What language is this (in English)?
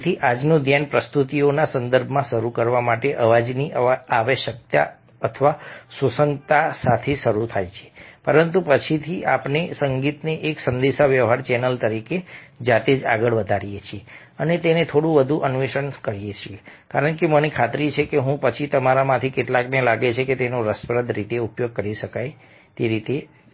Gujarati